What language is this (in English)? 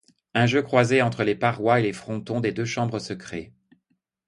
French